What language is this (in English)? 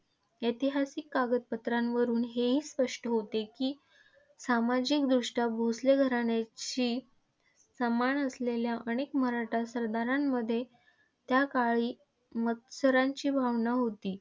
Marathi